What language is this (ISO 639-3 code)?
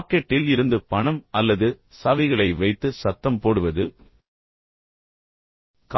tam